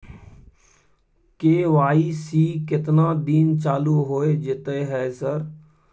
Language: Maithili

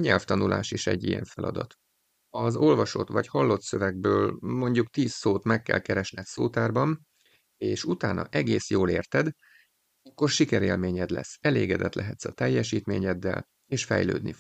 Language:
Hungarian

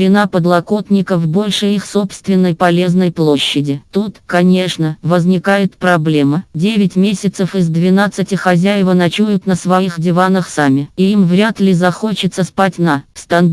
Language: Russian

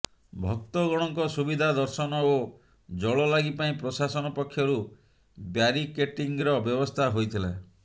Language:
Odia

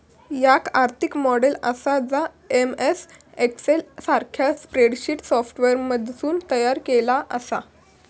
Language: Marathi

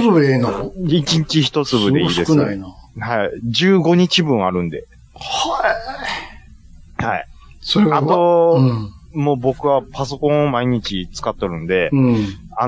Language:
Japanese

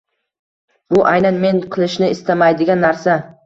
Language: Uzbek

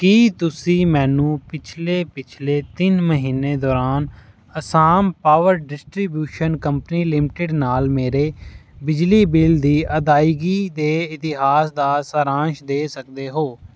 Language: Punjabi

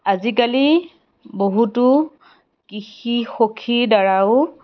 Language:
Assamese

